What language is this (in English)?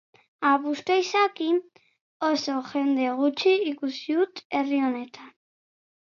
Basque